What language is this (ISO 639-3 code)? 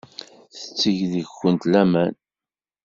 kab